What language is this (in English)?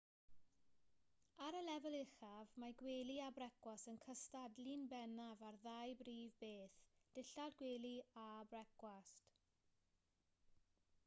Welsh